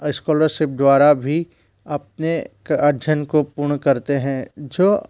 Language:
Hindi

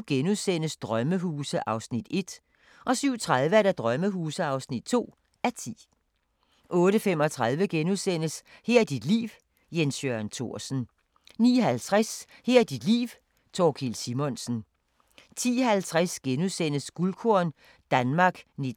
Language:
Danish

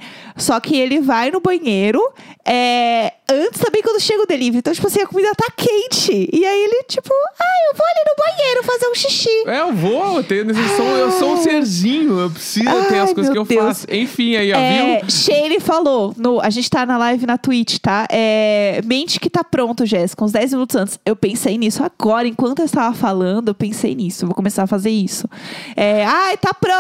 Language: Portuguese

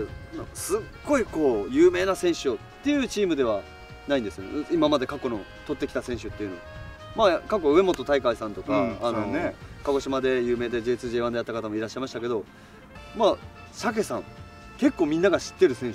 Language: Japanese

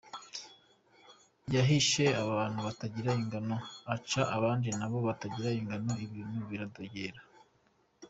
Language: Kinyarwanda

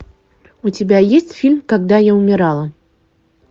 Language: Russian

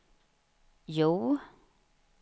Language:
Swedish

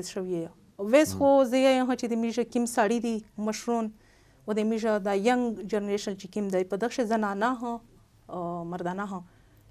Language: Arabic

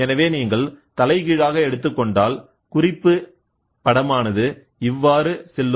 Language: Tamil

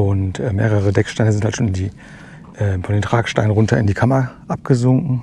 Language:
German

